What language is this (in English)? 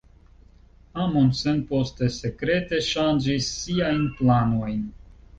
Esperanto